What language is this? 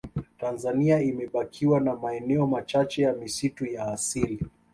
Swahili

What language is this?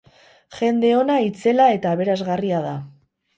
Basque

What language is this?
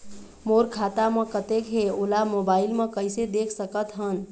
Chhattisgarhi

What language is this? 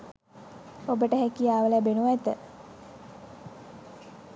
Sinhala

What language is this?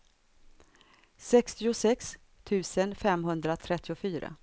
Swedish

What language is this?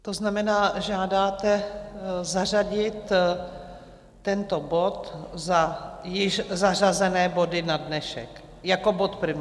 Czech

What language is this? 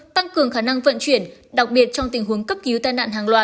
Vietnamese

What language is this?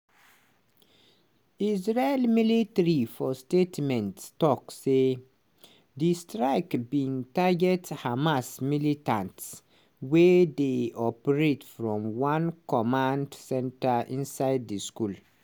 Nigerian Pidgin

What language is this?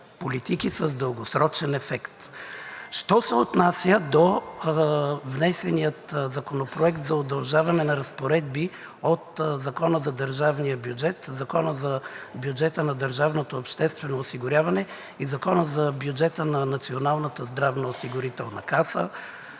Bulgarian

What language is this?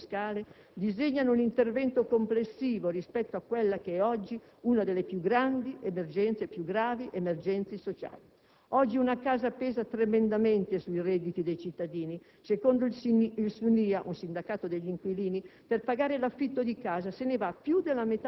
Italian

